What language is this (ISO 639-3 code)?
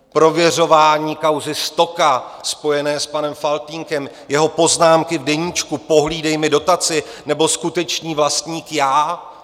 ces